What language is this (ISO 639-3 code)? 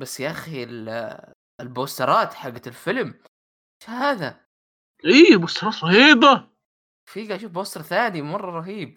ara